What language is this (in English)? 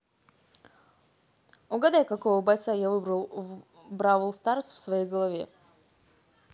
Russian